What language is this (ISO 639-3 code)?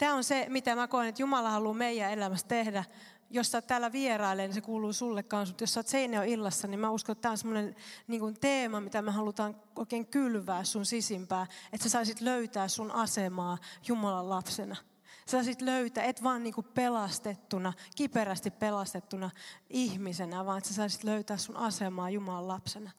fin